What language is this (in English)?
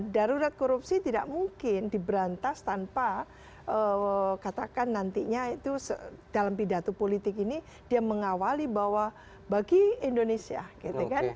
Indonesian